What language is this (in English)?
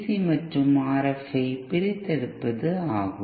Tamil